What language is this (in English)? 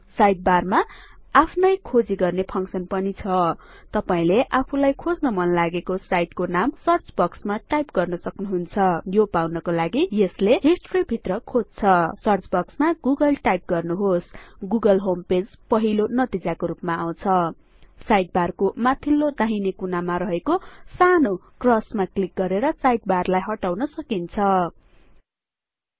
Nepali